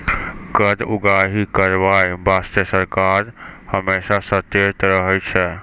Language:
Maithili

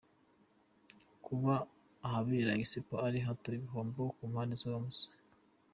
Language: Kinyarwanda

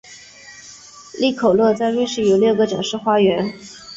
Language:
Chinese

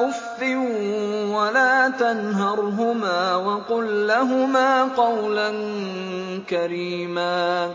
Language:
Arabic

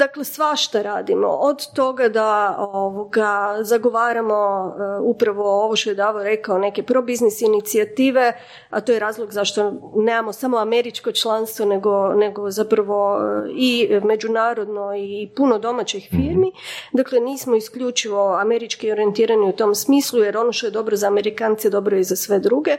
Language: Croatian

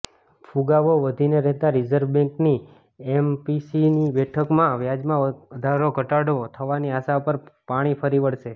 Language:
Gujarati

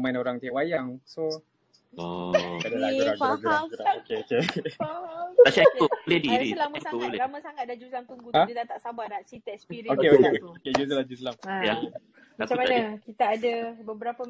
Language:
Malay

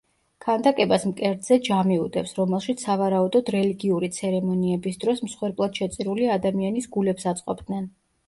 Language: Georgian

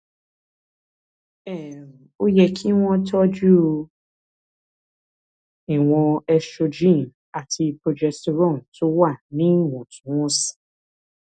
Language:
Yoruba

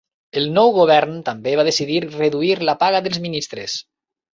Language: Catalan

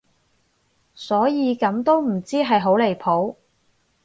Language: Cantonese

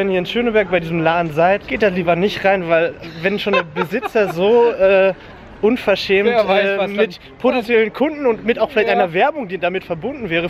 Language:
German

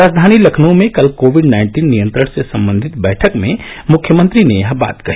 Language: Hindi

